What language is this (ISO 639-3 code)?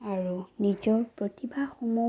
asm